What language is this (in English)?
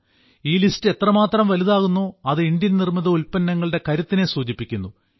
Malayalam